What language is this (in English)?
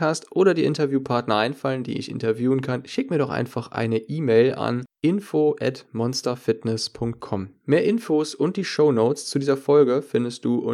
German